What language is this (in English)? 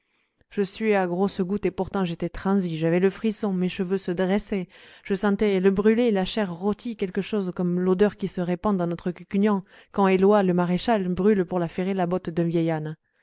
French